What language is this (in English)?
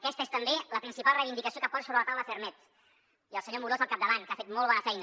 Catalan